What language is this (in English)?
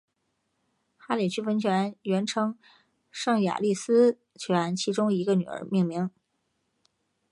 Chinese